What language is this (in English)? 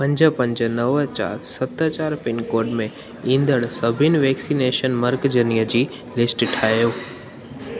Sindhi